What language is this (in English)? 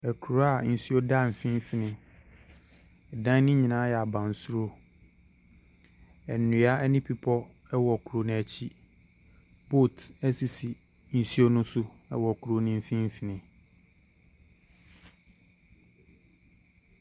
Akan